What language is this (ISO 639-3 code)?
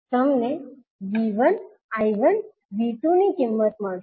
guj